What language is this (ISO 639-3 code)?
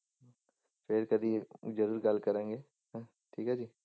pan